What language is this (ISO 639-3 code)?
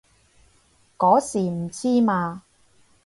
yue